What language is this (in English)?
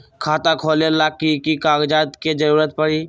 Magahi